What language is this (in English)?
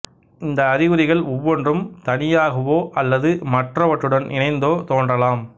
Tamil